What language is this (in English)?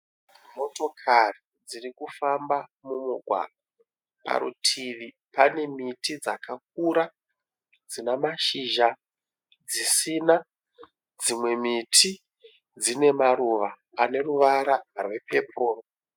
Shona